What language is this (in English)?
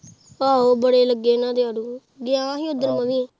Punjabi